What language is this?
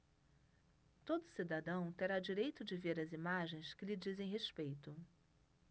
Portuguese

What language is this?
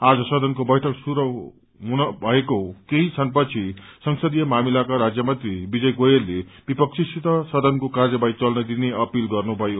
Nepali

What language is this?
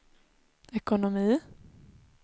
Swedish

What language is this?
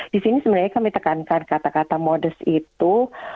Indonesian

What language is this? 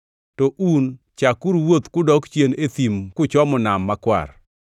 Luo (Kenya and Tanzania)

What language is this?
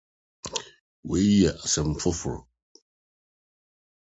Akan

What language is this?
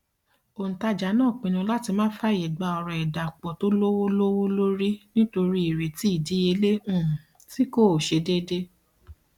Yoruba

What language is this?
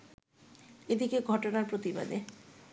Bangla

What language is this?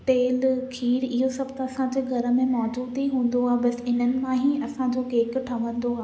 Sindhi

